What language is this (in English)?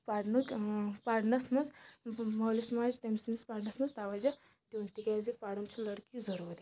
Kashmiri